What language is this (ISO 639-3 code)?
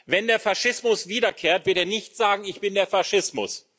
deu